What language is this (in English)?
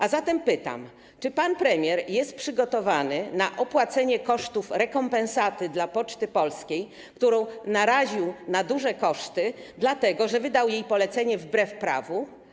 Polish